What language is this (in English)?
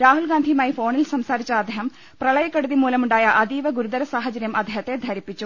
Malayalam